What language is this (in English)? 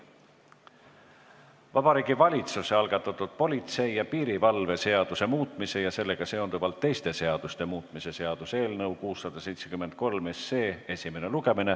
Estonian